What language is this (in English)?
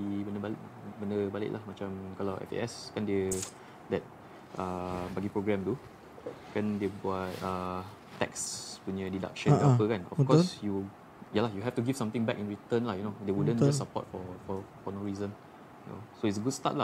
Malay